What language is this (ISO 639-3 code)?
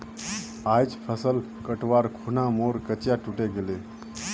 mag